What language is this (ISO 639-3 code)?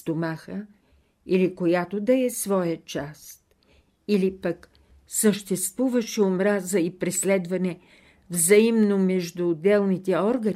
bul